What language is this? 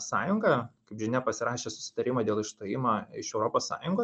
Lithuanian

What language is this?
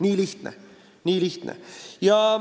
Estonian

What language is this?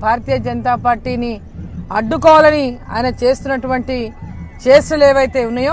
Hindi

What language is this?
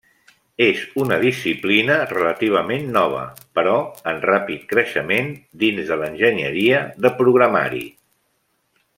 Catalan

